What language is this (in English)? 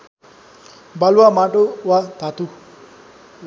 Nepali